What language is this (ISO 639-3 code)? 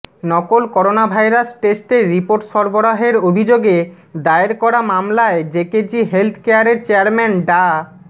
ben